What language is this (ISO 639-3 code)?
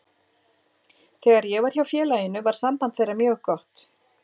isl